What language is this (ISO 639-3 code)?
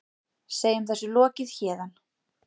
isl